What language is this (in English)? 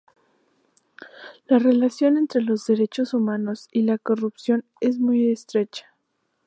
Spanish